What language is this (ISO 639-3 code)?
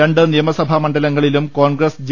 mal